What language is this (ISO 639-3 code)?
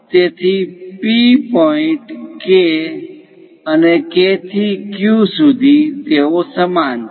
guj